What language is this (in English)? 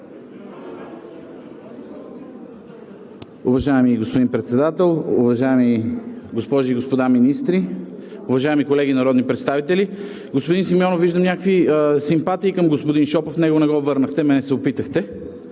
Bulgarian